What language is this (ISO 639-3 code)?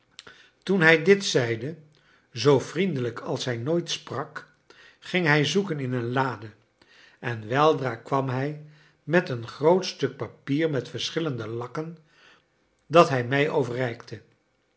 nld